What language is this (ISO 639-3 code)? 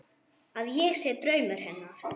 isl